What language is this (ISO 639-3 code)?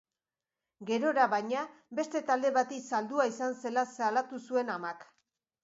eus